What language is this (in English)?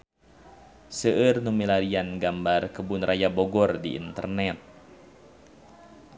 Sundanese